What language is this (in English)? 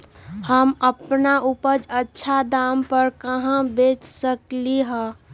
Magahi